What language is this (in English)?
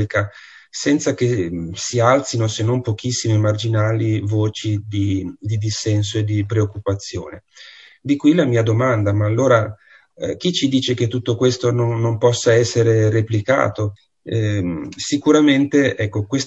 Italian